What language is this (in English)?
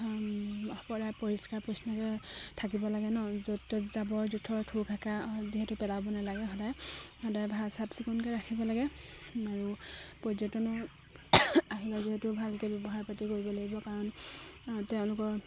Assamese